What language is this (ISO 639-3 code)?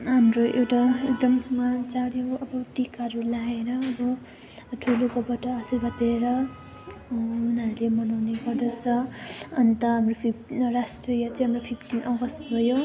nep